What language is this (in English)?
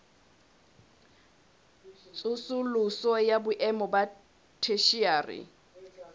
Southern Sotho